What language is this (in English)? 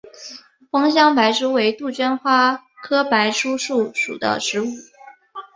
Chinese